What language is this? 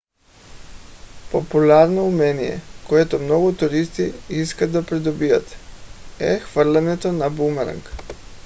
Bulgarian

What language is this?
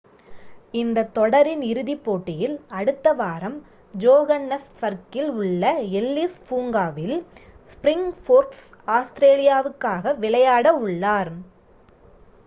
Tamil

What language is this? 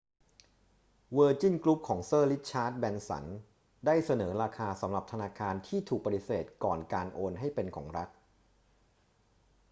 Thai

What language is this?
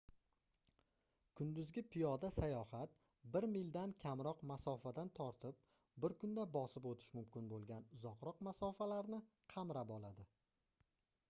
Uzbek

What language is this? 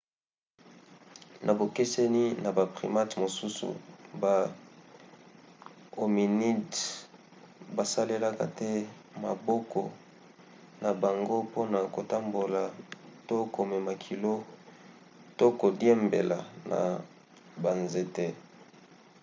Lingala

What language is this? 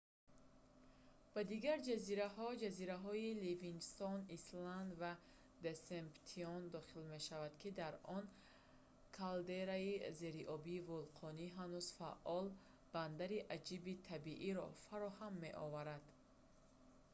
Tajik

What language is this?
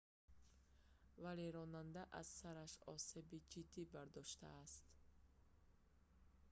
Tajik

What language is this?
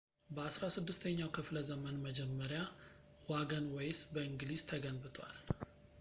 Amharic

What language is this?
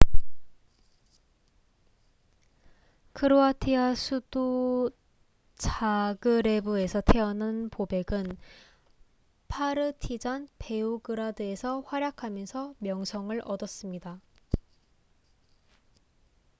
Korean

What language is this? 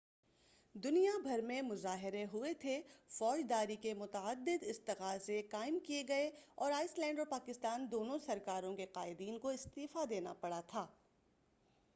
Urdu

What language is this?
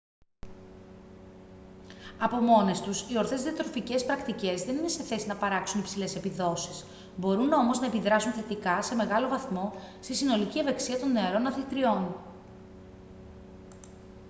Greek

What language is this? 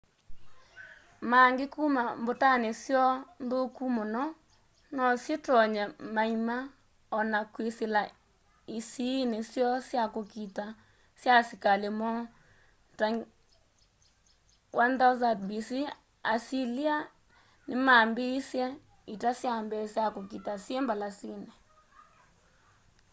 Kamba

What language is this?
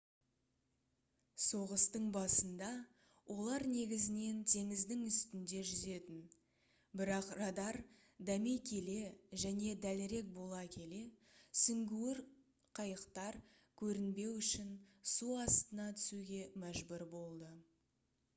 Kazakh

